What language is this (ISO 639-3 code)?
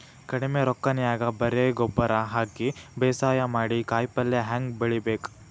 kan